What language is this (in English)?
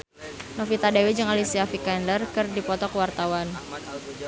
Sundanese